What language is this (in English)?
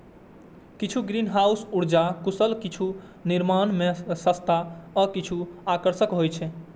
Maithili